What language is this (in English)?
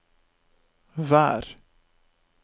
Norwegian